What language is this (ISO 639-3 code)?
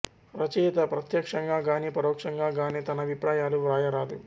tel